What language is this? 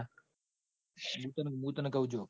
Gujarati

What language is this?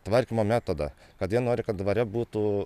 Lithuanian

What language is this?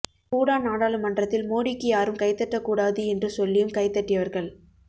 Tamil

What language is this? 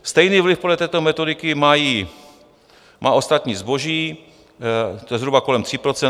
Czech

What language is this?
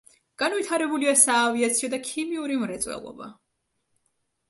Georgian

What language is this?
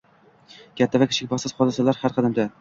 Uzbek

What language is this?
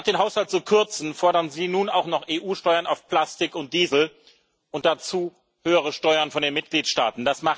German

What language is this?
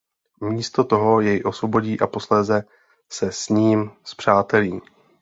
Czech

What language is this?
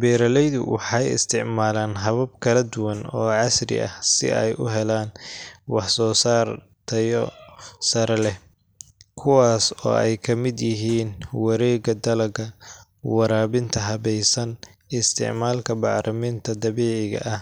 Somali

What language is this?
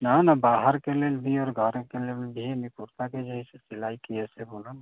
Maithili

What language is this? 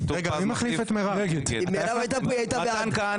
Hebrew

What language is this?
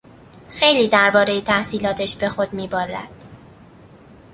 Persian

